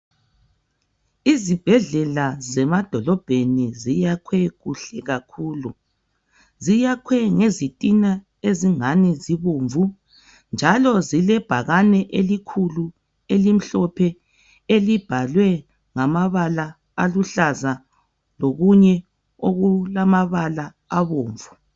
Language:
North Ndebele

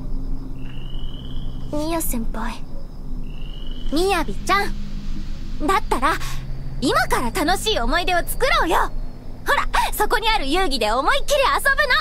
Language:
Japanese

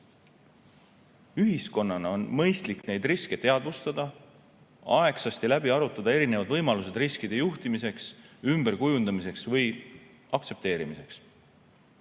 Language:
Estonian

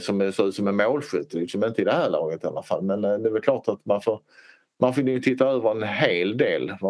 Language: Swedish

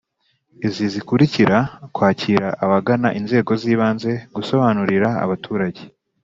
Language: Kinyarwanda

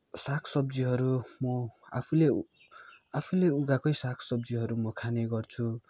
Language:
Nepali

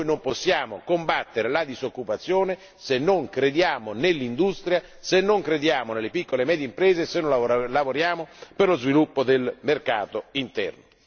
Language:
Italian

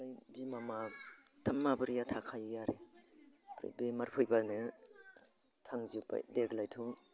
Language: Bodo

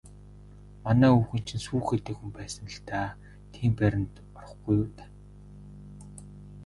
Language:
Mongolian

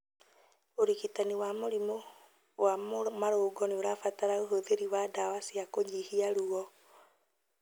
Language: Kikuyu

